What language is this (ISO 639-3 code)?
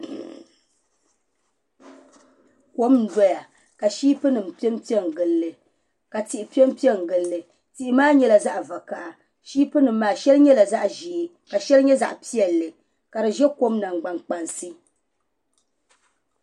dag